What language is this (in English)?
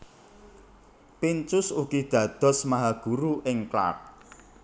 Javanese